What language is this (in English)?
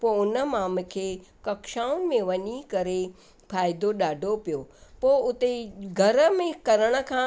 Sindhi